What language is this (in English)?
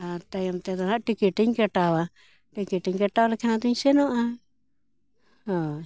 Santali